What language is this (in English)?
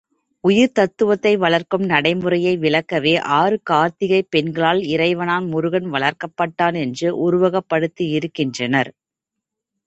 Tamil